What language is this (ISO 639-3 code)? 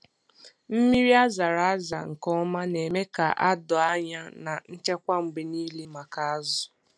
ibo